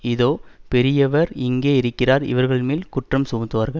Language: Tamil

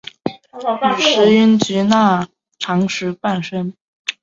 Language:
Chinese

